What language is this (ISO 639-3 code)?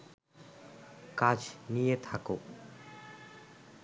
ben